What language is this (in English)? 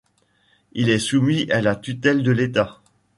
French